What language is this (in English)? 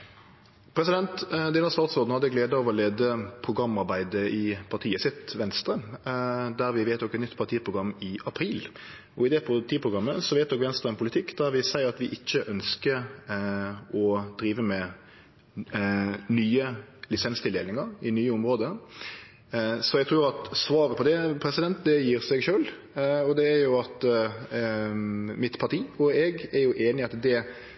Norwegian Nynorsk